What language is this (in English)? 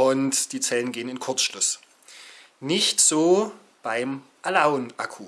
German